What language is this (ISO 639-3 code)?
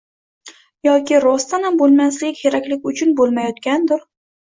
uzb